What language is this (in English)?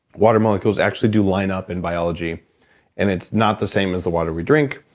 English